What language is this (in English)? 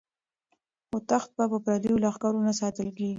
Pashto